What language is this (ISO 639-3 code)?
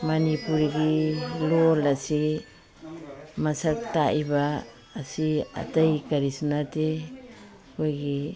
mni